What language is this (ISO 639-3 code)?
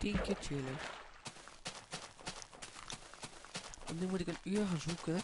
nld